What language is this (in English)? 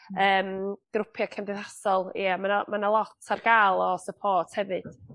Welsh